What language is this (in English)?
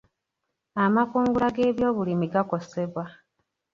Ganda